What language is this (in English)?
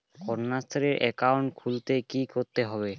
Bangla